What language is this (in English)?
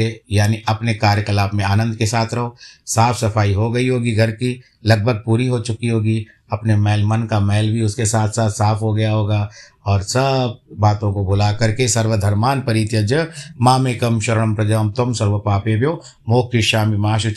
Hindi